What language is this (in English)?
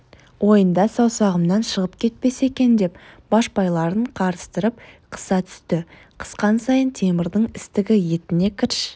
Kazakh